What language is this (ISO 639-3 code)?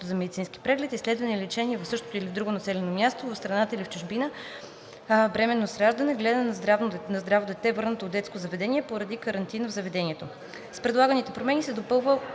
bul